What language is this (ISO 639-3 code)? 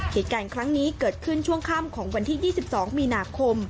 tha